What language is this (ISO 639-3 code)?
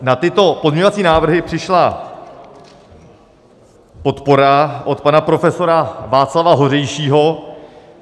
ces